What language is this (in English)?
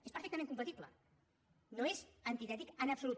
Catalan